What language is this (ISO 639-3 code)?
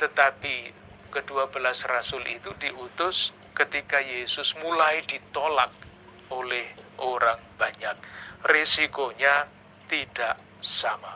ind